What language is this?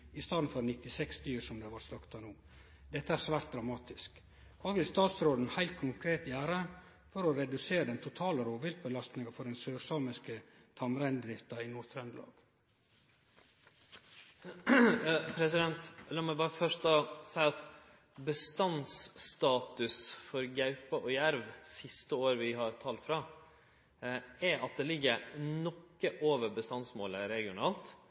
Norwegian Nynorsk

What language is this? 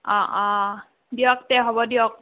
Assamese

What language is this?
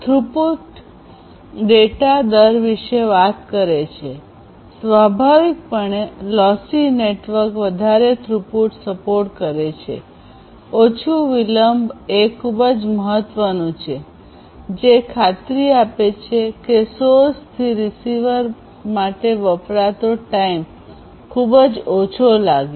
Gujarati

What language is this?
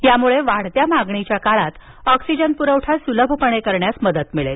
Marathi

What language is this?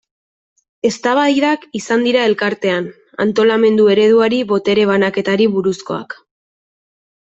Basque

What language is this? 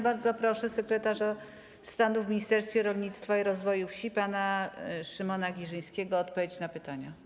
Polish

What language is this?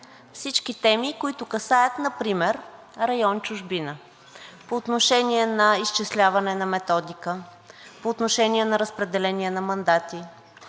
Bulgarian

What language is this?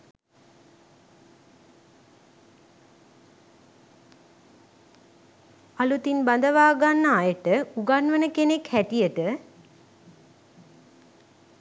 Sinhala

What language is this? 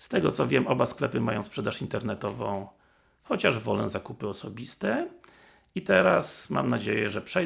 Polish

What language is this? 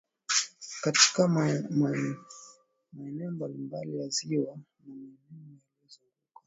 Swahili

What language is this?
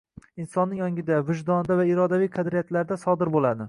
Uzbek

